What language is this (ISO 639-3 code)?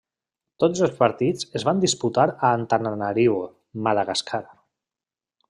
cat